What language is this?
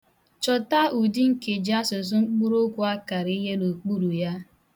Igbo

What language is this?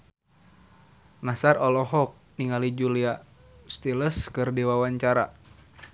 Sundanese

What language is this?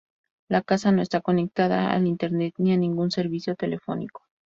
Spanish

